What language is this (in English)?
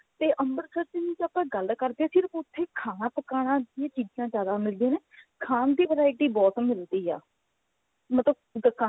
Punjabi